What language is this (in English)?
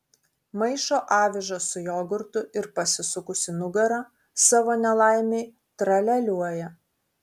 Lithuanian